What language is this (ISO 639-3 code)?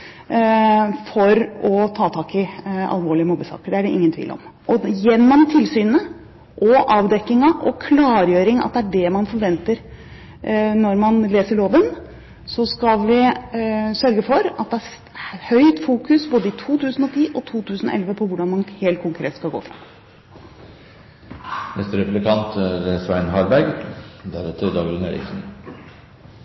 nob